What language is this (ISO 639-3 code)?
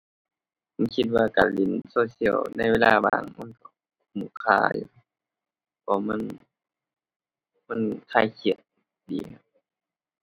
tha